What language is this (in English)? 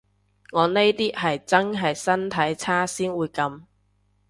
Cantonese